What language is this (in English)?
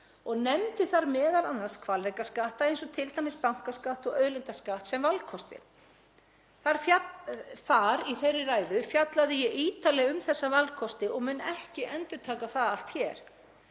Icelandic